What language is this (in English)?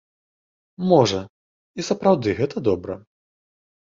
Belarusian